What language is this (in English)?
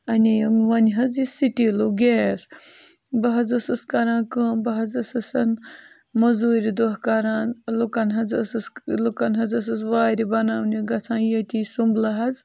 Kashmiri